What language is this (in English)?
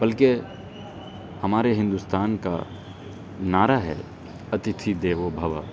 Urdu